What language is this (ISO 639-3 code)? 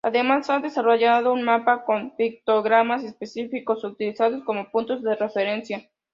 spa